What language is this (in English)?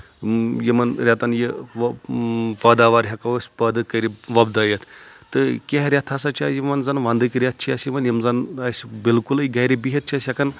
Kashmiri